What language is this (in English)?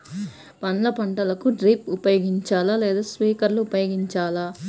Telugu